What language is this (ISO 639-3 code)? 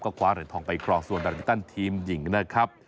tha